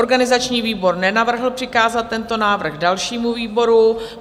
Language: Czech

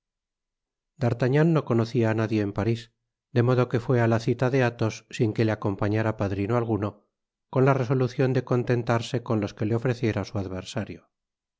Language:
Spanish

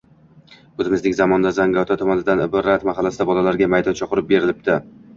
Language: Uzbek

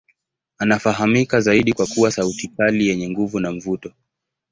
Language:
Swahili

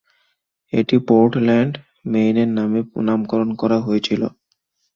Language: Bangla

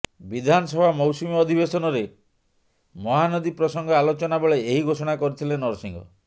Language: Odia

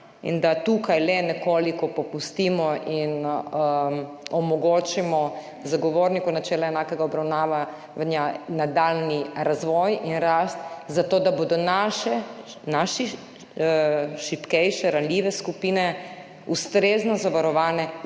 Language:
Slovenian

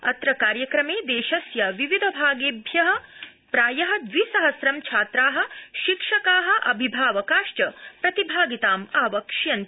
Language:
Sanskrit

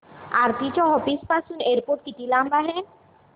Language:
Marathi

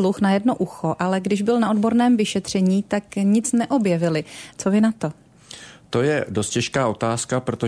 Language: Czech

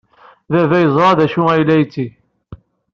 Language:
Kabyle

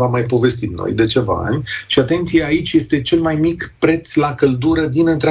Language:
Romanian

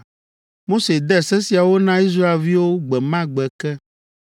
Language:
Ewe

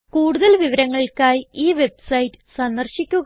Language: Malayalam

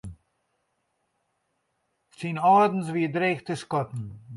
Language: Western Frisian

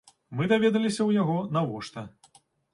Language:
Belarusian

